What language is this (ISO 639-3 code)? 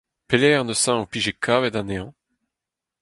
bre